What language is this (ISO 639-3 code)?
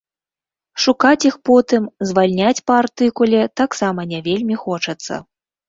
bel